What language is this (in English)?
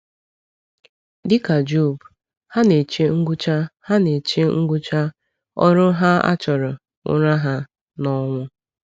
Igbo